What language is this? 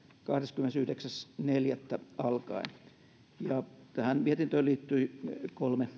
Finnish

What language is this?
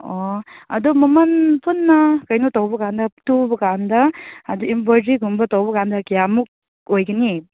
Manipuri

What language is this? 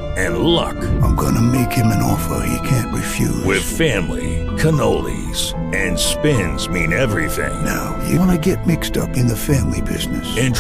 English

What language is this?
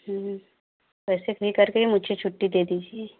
Hindi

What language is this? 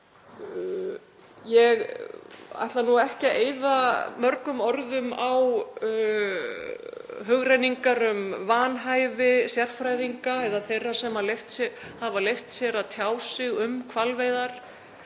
Icelandic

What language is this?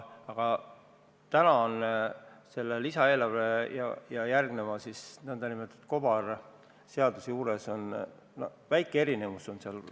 Estonian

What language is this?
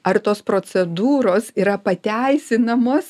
Lithuanian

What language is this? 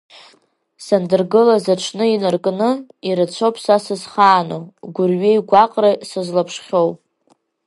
Abkhazian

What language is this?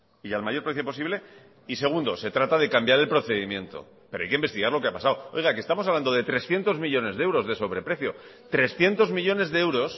Spanish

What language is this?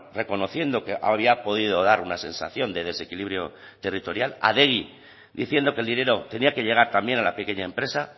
Spanish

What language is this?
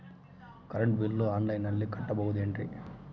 Kannada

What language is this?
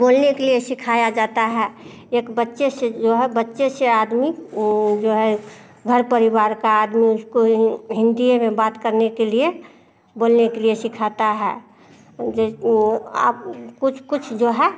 Hindi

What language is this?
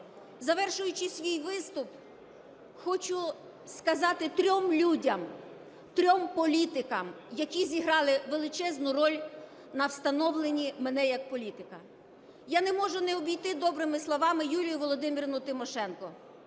Ukrainian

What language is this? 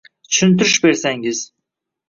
Uzbek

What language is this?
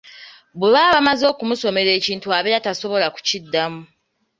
Ganda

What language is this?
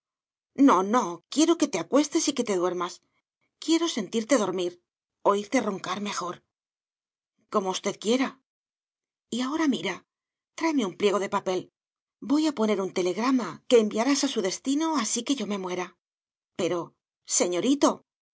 Spanish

